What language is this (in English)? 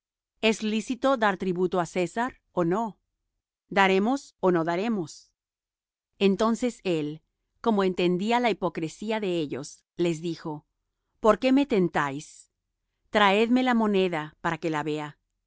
Spanish